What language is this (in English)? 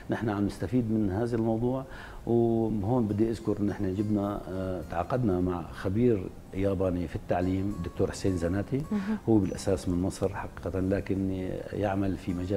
Arabic